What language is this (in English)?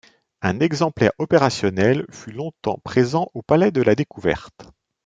French